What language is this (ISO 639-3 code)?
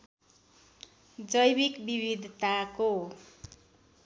nep